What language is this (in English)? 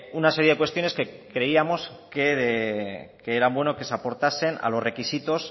Spanish